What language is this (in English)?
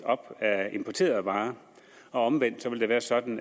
Danish